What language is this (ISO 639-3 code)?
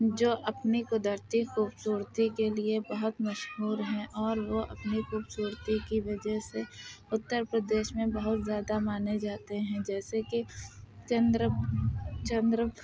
urd